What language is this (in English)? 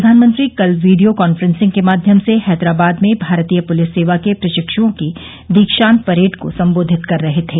Hindi